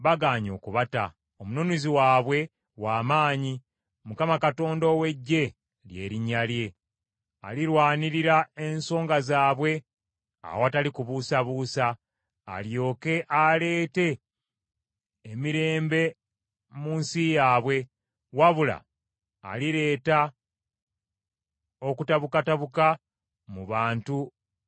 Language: Ganda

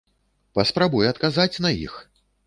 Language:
Belarusian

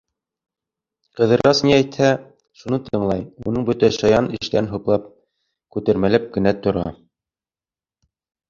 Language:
Bashkir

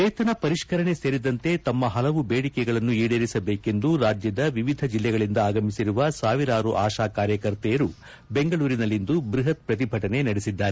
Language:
Kannada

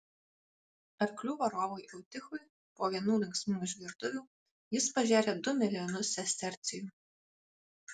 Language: Lithuanian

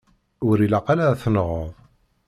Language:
Kabyle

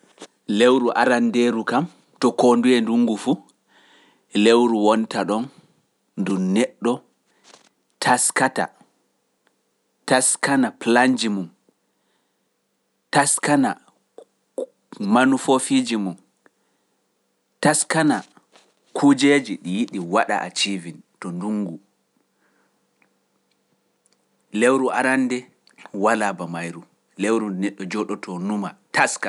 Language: Pular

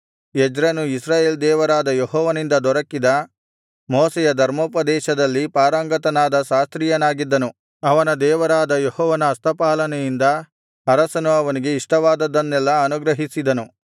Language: Kannada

